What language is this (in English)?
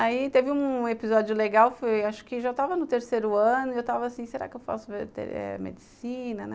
Portuguese